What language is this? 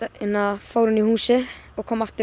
Icelandic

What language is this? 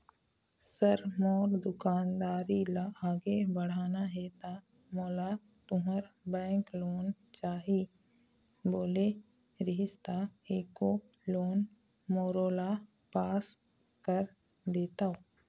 Chhattisgarhi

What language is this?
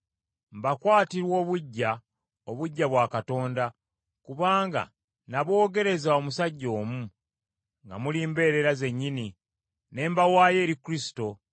Ganda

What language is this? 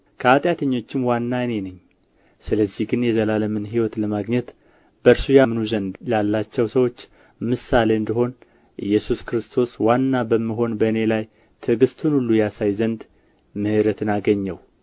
Amharic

